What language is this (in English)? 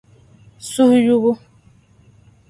Dagbani